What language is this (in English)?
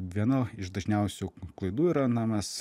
Lithuanian